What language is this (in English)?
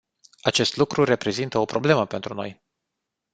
Romanian